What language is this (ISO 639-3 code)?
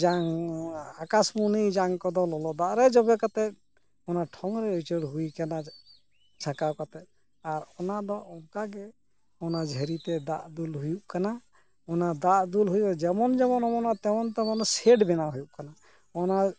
sat